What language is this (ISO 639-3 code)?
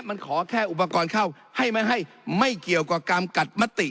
tha